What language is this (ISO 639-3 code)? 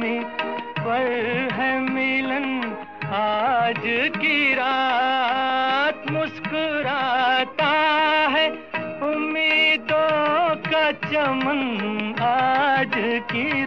urd